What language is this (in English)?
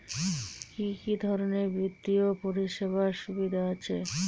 Bangla